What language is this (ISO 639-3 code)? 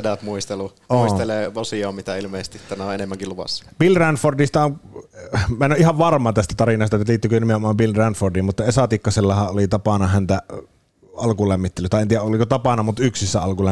fin